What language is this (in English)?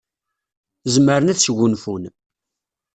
Kabyle